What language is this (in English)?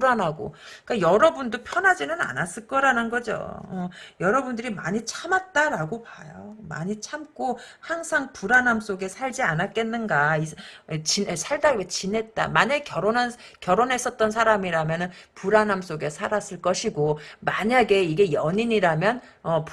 Korean